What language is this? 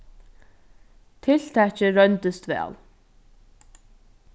Faroese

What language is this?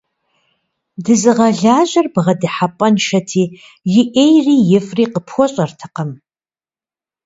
Kabardian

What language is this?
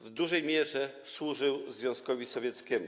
Polish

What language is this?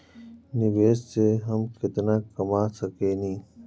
Bhojpuri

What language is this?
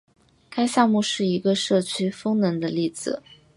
Chinese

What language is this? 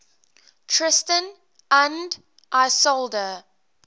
English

